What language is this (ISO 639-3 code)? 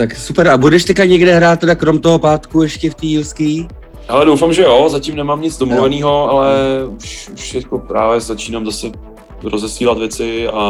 ces